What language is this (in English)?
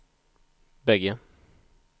Swedish